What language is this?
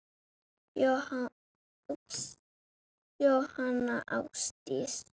Icelandic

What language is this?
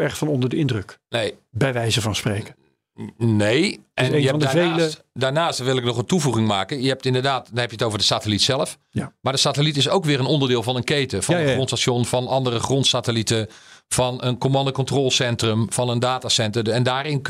Dutch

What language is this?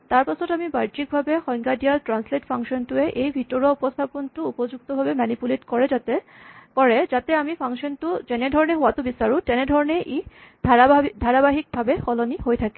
Assamese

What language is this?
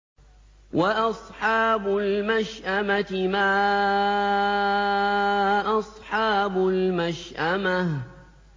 Arabic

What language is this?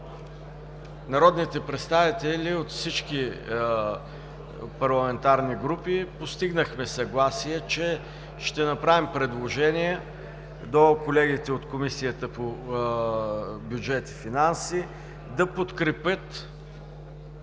Bulgarian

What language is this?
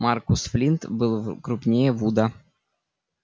Russian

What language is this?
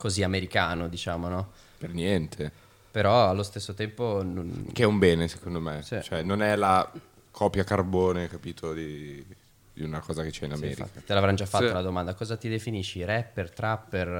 Italian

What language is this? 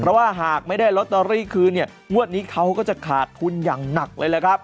Thai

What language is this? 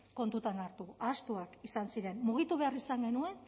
Basque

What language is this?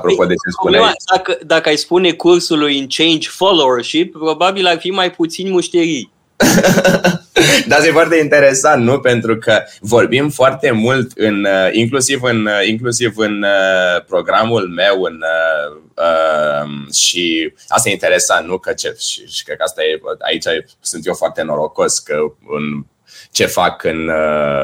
Romanian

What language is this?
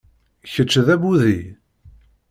Kabyle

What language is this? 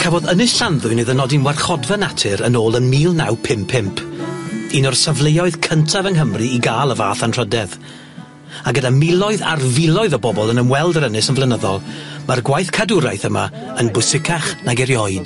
Welsh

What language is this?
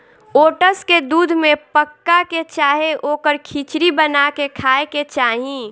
Bhojpuri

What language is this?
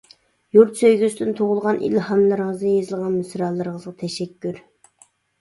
Uyghur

